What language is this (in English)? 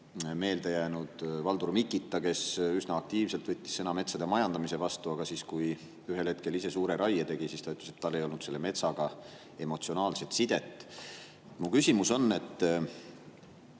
Estonian